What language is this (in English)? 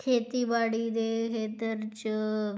Punjabi